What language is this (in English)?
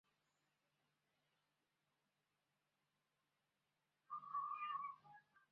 Chinese